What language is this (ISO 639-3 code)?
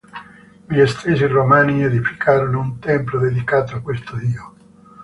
ita